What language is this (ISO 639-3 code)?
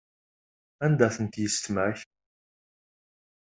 kab